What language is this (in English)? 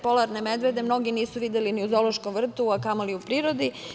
Serbian